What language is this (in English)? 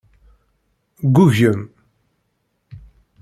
Kabyle